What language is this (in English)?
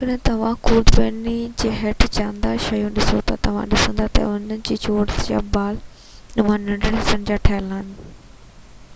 Sindhi